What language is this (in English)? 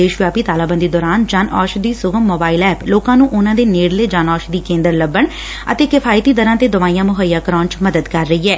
Punjabi